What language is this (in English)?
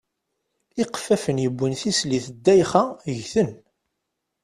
Kabyle